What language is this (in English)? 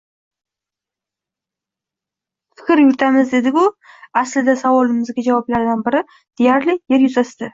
Uzbek